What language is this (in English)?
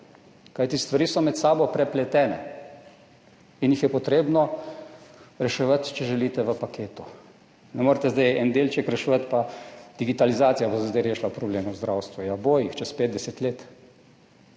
Slovenian